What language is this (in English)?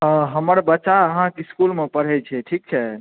Maithili